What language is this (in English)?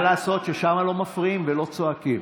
Hebrew